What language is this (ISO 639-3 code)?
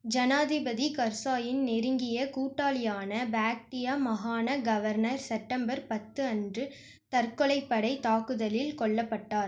tam